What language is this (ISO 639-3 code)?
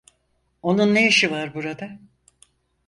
tur